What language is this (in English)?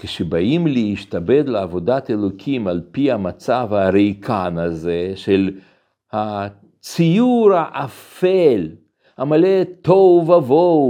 Hebrew